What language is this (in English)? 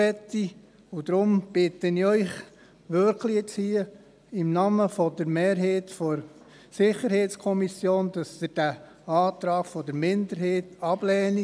Swiss German